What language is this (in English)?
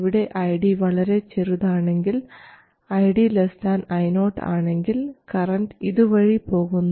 Malayalam